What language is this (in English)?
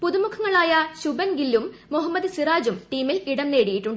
Malayalam